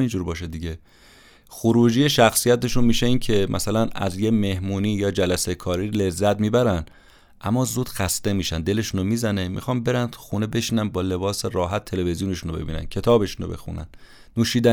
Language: Persian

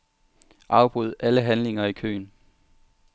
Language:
Danish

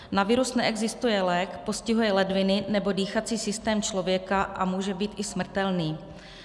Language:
Czech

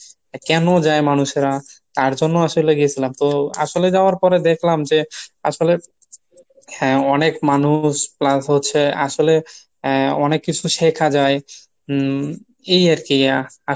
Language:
Bangla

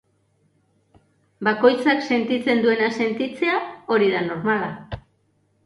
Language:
Basque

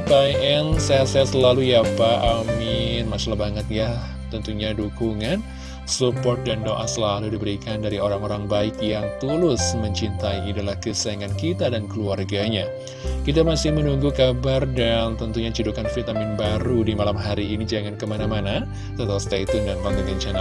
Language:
Indonesian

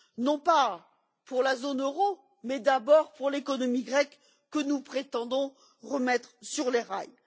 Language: French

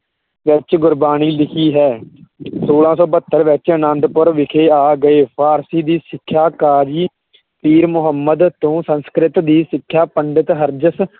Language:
Punjabi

